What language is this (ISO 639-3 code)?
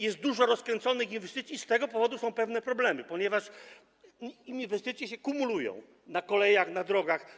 pol